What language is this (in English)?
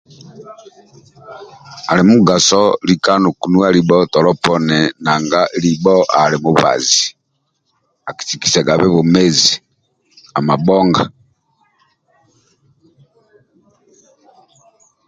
Amba (Uganda)